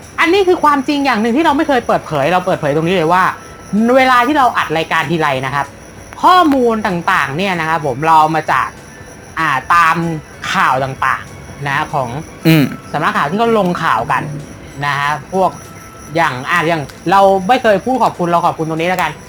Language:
Thai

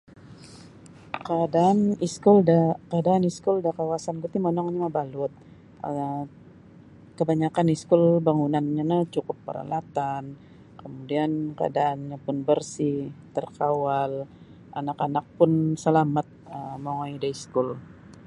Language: Sabah Bisaya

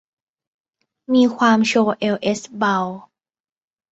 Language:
Thai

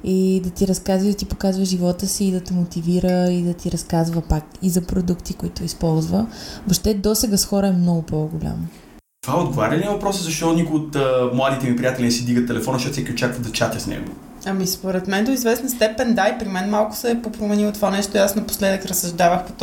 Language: Bulgarian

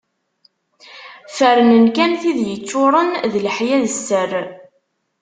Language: Kabyle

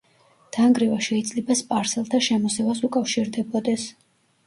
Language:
Georgian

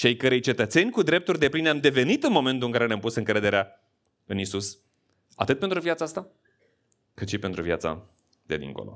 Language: Romanian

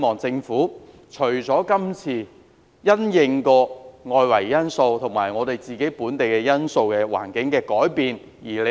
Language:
Cantonese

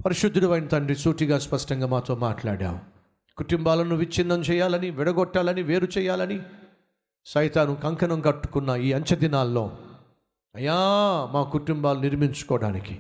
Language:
Telugu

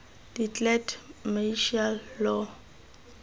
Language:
Tswana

